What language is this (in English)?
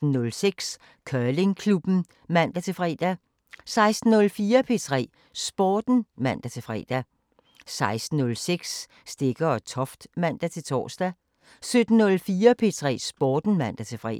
Danish